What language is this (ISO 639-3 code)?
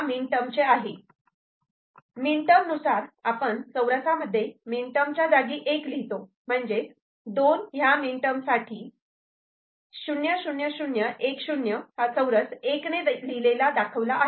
mar